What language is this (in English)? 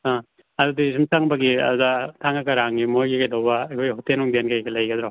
Manipuri